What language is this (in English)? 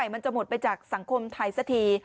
Thai